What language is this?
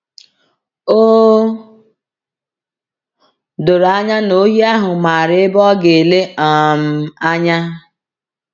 Igbo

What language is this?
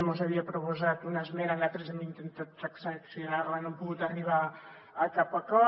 Catalan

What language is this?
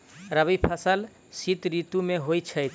Maithili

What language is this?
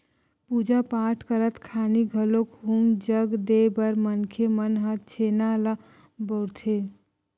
Chhattisgarhi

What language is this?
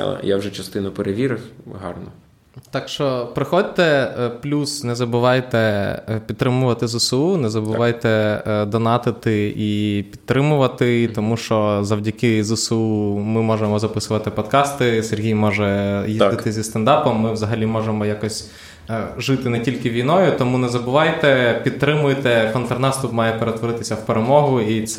Ukrainian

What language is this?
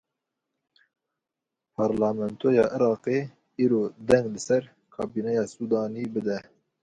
Kurdish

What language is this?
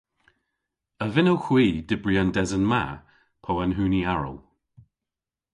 Cornish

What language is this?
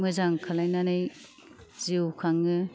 Bodo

